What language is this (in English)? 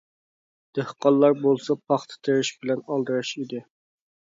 Uyghur